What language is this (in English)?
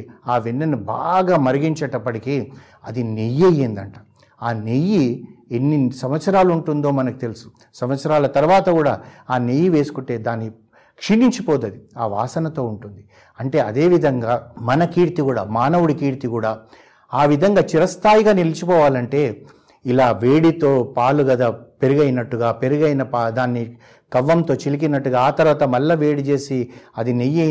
Telugu